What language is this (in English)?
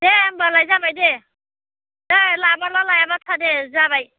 Bodo